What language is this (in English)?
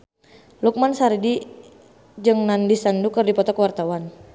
Sundanese